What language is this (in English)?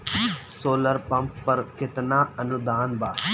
Bhojpuri